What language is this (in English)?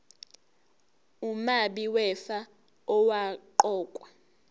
Zulu